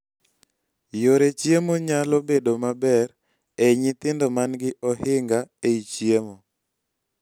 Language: Luo (Kenya and Tanzania)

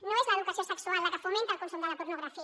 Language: Catalan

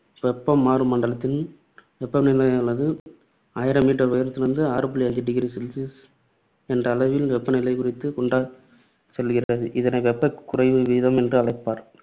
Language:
Tamil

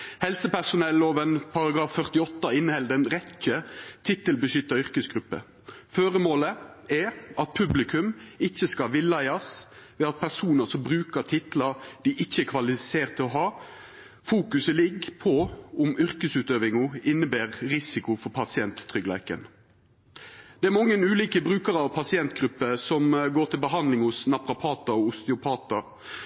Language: Norwegian Nynorsk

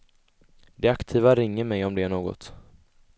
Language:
Swedish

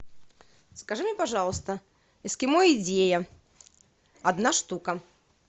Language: Russian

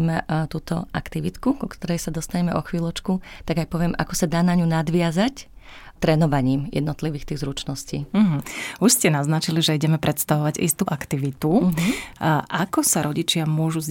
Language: Slovak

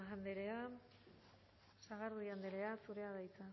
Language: Basque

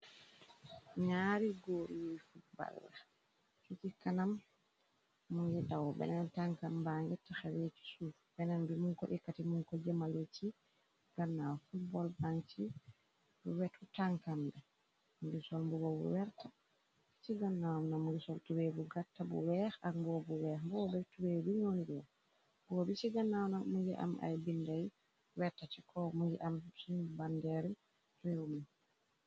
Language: Wolof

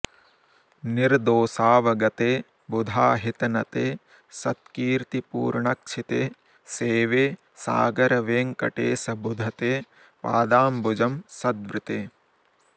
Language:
Sanskrit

